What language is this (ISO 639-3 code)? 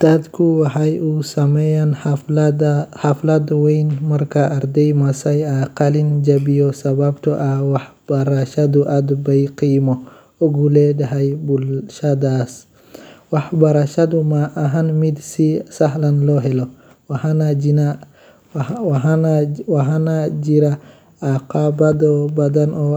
som